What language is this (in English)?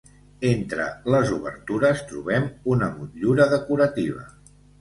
Catalan